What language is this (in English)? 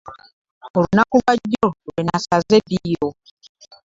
Ganda